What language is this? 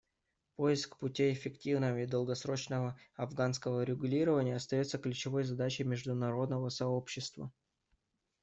Russian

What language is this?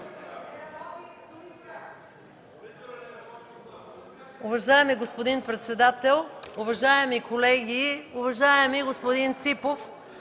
Bulgarian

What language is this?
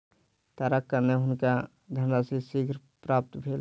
Maithili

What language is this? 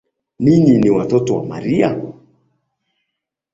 Swahili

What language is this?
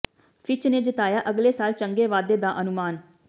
Punjabi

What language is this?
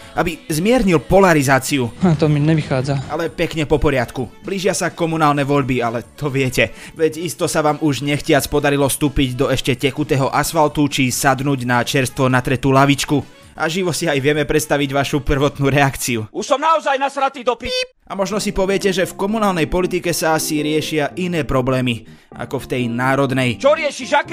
Slovak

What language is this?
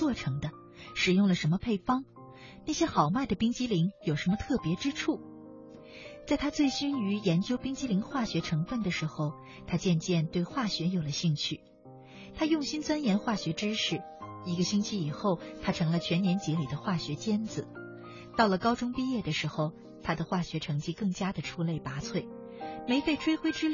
Chinese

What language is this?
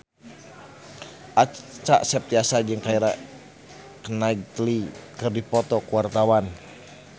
Sundanese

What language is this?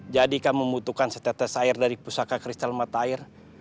Indonesian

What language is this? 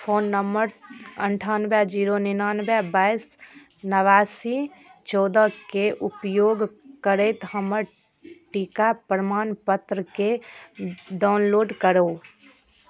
Maithili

